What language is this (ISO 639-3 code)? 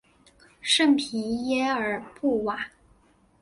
zho